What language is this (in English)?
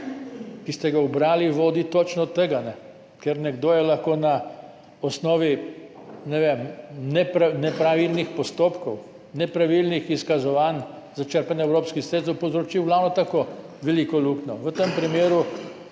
Slovenian